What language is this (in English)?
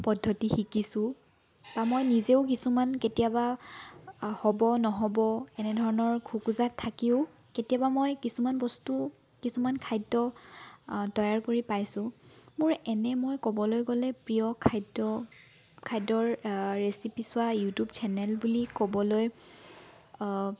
Assamese